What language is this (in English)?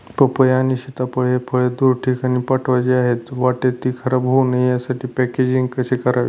Marathi